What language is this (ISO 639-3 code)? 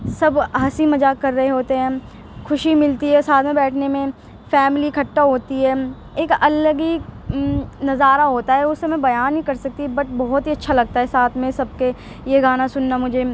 urd